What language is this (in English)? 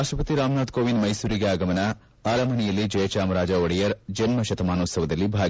Kannada